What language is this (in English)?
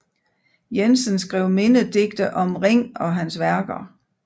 Danish